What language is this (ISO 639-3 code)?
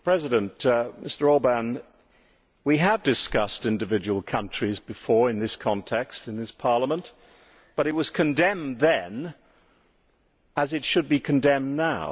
eng